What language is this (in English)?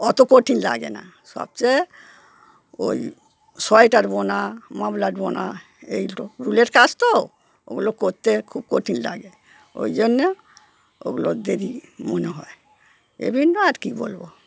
Bangla